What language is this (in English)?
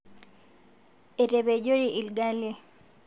Masai